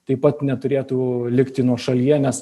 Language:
Lithuanian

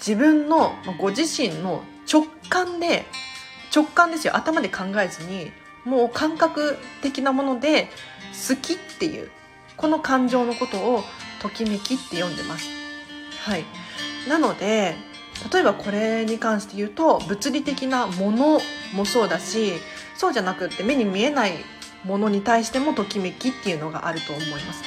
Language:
Japanese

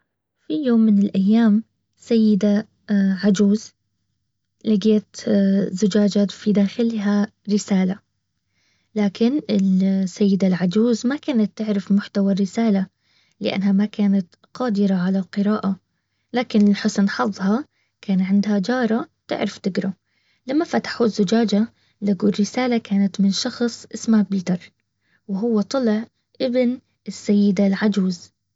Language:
Baharna Arabic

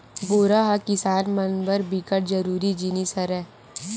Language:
Chhattisgarhi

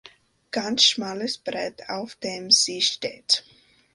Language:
German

